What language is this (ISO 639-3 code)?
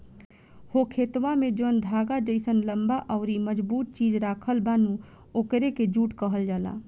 bho